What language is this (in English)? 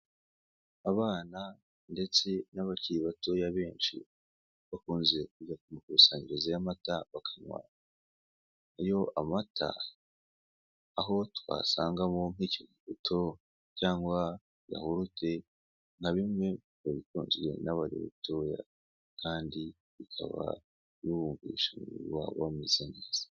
Kinyarwanda